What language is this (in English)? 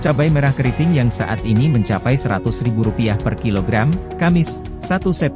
Indonesian